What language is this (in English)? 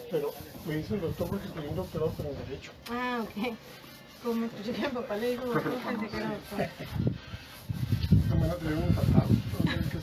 Spanish